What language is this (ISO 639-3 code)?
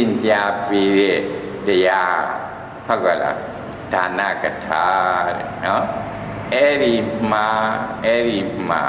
tha